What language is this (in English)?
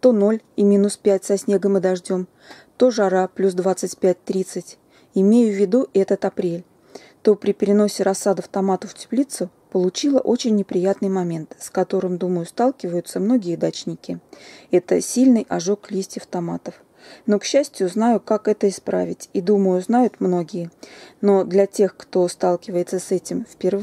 Russian